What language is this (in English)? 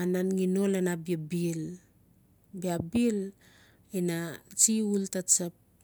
Notsi